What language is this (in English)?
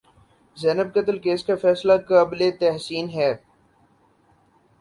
Urdu